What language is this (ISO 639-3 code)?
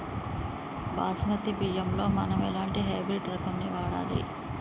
tel